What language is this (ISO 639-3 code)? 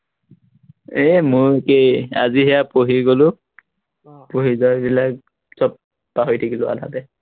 asm